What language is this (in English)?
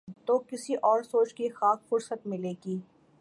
Urdu